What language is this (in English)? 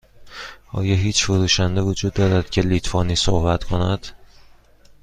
Persian